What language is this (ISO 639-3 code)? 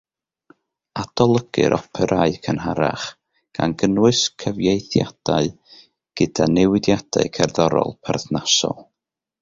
cym